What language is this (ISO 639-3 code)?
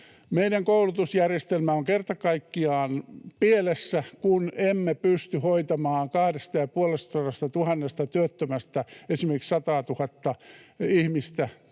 fin